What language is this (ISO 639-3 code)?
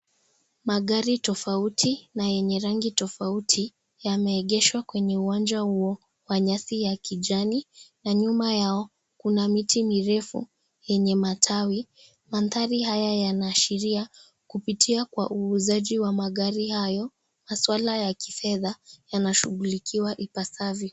swa